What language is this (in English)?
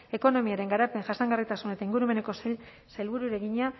Basque